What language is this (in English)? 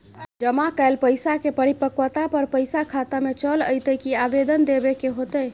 Maithili